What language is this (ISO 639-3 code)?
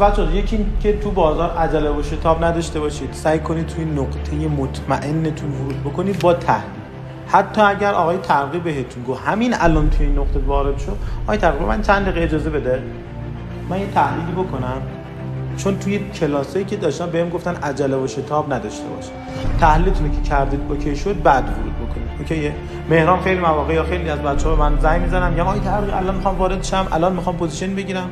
fas